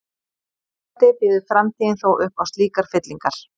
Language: Icelandic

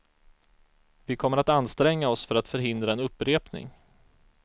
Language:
Swedish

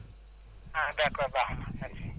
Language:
Wolof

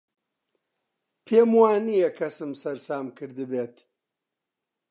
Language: Central Kurdish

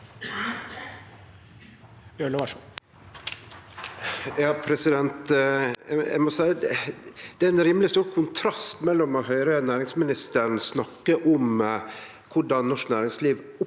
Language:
Norwegian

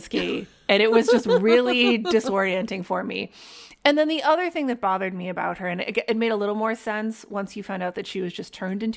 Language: English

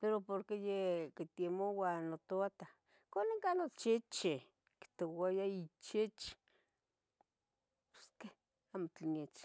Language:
Tetelcingo Nahuatl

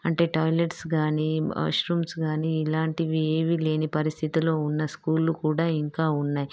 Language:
Telugu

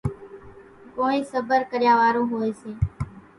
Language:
Kachi Koli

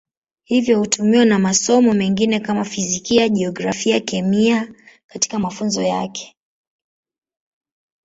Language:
Swahili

